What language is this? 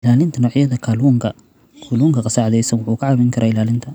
Somali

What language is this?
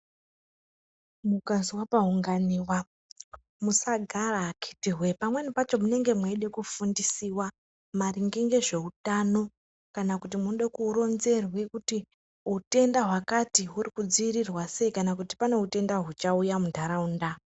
Ndau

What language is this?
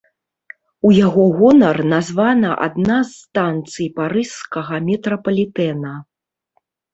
Belarusian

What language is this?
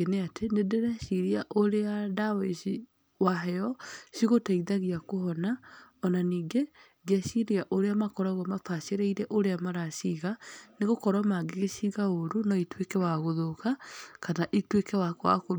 Kikuyu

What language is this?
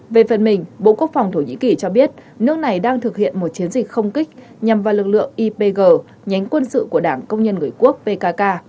Vietnamese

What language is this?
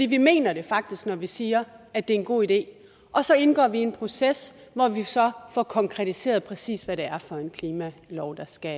Danish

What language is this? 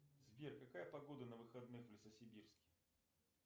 Russian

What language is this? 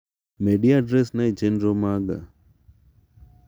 Luo (Kenya and Tanzania)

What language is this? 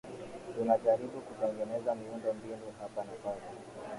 Swahili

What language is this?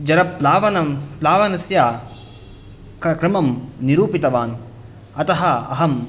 Sanskrit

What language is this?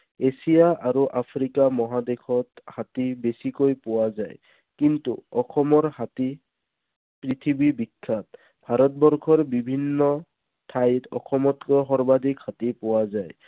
Assamese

